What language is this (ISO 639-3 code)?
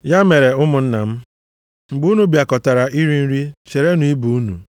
ibo